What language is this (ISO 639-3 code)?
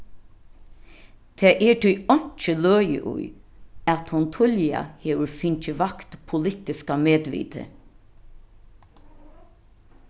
fao